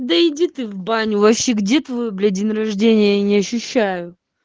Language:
Russian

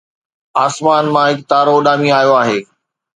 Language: Sindhi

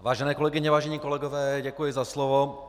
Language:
Czech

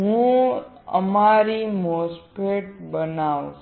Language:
Gujarati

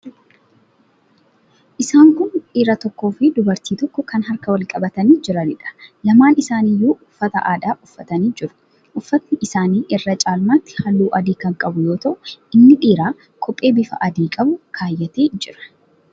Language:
Oromo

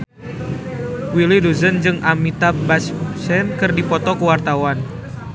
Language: Sundanese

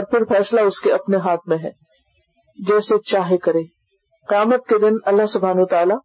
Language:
Urdu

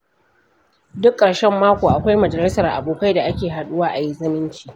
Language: Hausa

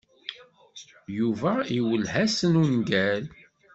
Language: Kabyle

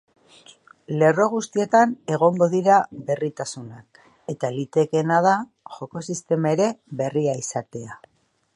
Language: Basque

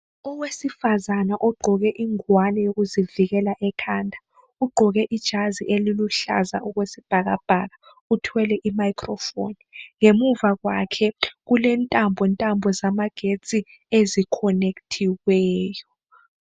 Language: North Ndebele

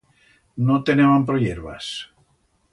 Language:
Aragonese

